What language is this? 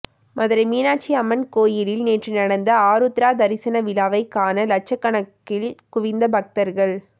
Tamil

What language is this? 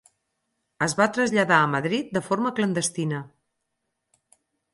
Catalan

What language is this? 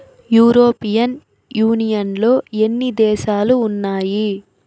Telugu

